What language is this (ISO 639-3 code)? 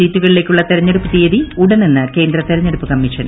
mal